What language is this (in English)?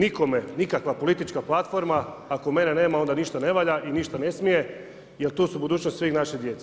Croatian